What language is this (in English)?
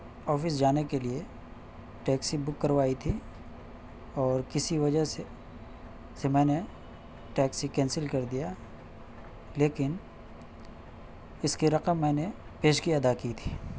Urdu